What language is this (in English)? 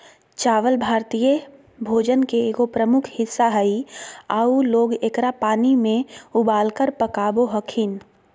Magahi